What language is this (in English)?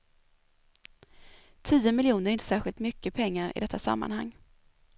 Swedish